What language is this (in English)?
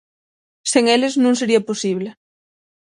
Galician